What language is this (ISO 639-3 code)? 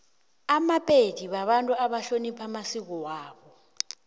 nbl